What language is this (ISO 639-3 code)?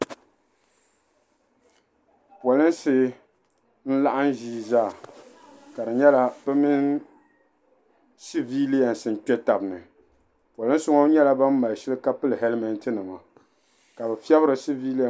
dag